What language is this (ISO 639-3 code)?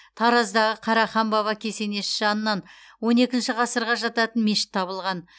kaz